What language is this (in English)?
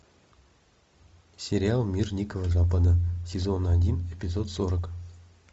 Russian